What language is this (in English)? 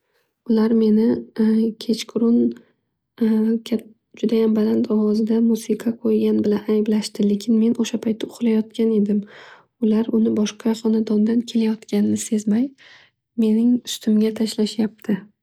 Uzbek